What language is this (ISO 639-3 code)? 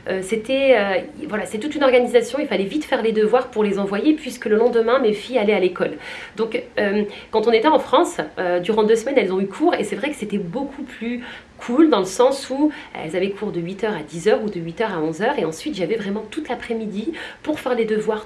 fra